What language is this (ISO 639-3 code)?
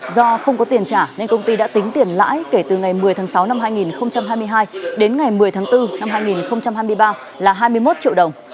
vie